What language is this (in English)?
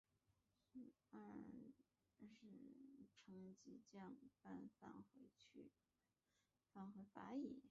Chinese